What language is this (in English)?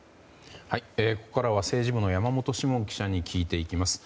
Japanese